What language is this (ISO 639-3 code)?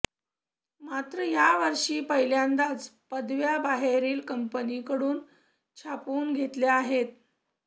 mar